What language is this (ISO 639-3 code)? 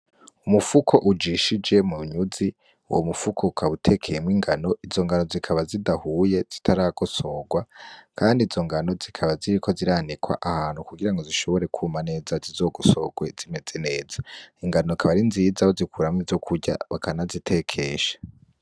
run